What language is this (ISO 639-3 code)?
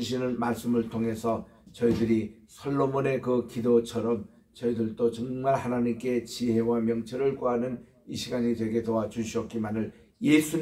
kor